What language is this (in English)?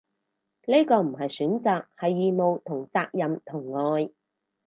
Cantonese